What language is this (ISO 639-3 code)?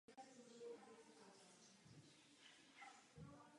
ces